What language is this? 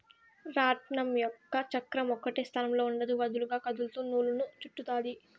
Telugu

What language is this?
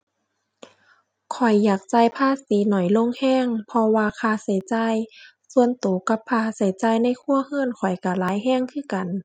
Thai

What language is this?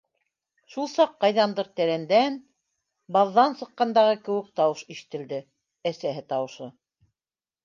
Bashkir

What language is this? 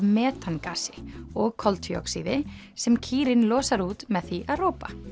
Icelandic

